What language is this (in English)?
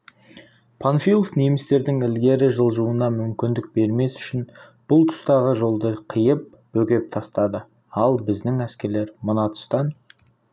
Kazakh